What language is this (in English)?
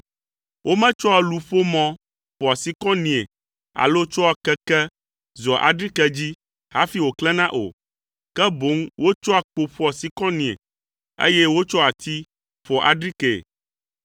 Ewe